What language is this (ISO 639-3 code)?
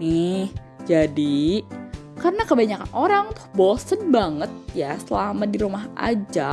ind